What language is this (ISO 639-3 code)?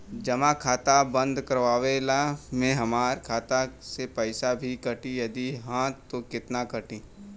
bho